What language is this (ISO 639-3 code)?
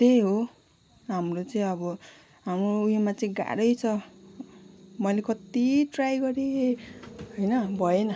nep